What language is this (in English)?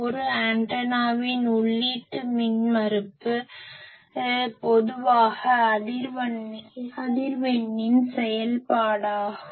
Tamil